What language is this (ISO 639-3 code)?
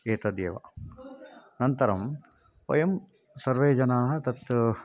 san